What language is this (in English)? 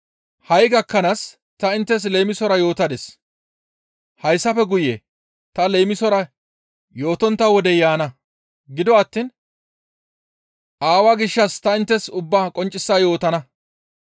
Gamo